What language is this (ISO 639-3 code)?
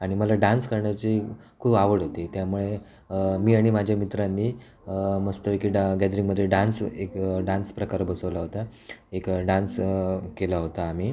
mar